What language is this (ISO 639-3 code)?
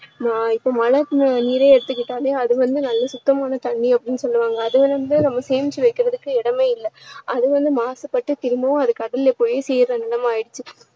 tam